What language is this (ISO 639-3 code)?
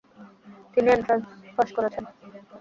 ben